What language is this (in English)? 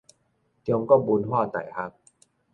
Min Nan Chinese